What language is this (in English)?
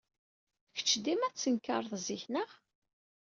Kabyle